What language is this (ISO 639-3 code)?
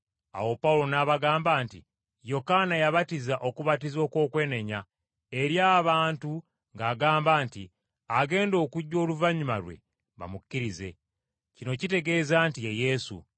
lug